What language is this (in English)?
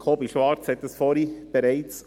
Swiss German